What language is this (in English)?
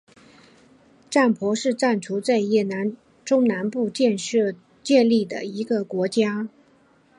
Chinese